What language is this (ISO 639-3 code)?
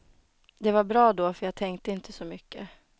swe